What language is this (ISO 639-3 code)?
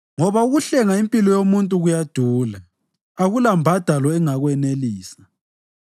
nde